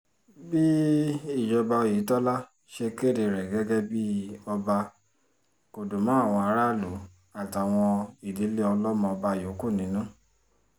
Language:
Yoruba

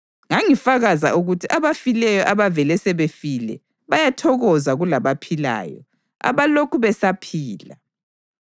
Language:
North Ndebele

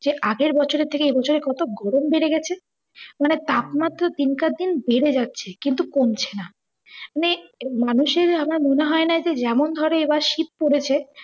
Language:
Bangla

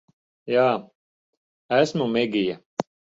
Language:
Latvian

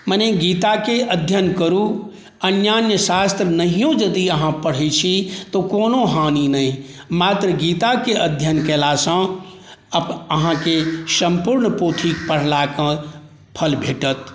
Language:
Maithili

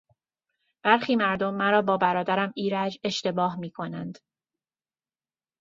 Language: Persian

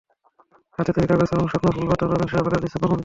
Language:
Bangla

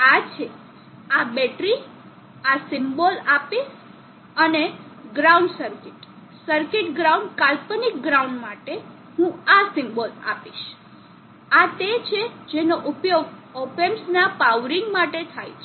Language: Gujarati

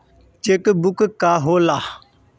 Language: Bhojpuri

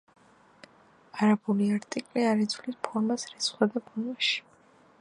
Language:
Georgian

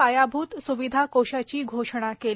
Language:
Marathi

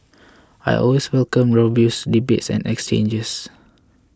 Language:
English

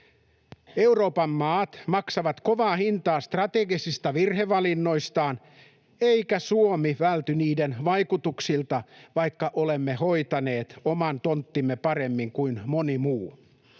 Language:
Finnish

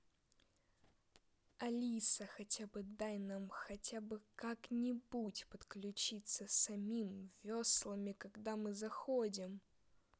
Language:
Russian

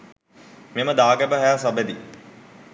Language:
Sinhala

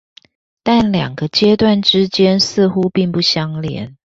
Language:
Chinese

